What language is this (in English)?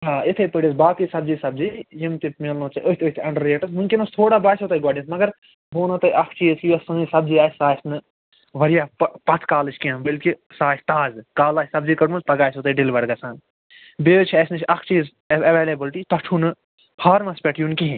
Kashmiri